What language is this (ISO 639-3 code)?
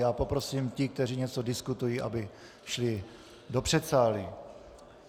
ces